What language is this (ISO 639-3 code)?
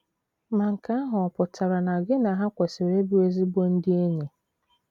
ibo